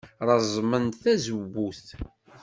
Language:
Kabyle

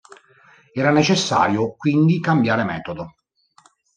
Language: Italian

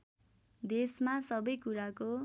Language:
Nepali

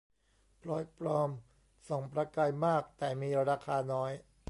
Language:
Thai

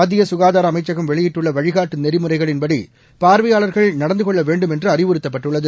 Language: Tamil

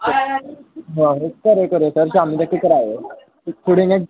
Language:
Dogri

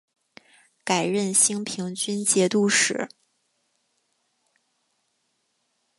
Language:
Chinese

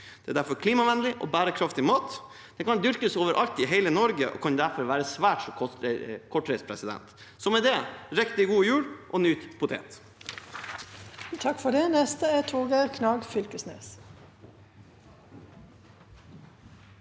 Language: Norwegian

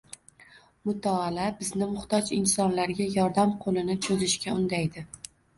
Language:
Uzbek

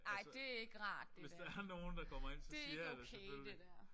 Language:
Danish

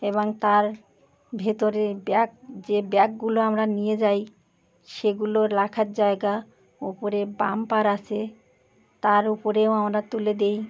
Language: Bangla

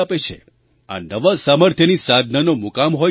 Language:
Gujarati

